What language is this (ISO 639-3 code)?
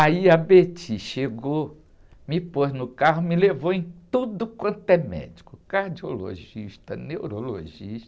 por